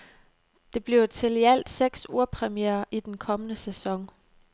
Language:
Danish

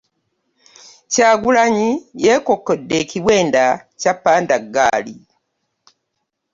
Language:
Ganda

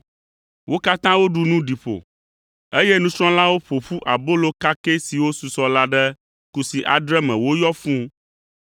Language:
Ewe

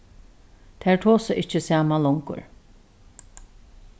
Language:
Faroese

